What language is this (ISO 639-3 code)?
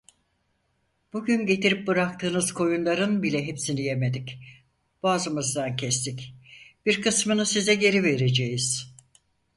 tur